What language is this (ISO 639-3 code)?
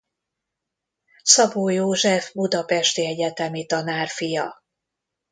hun